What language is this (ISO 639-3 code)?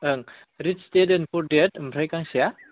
brx